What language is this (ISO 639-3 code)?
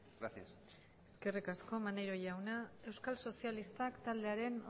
eus